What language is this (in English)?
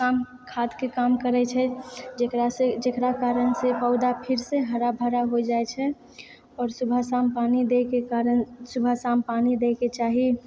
Maithili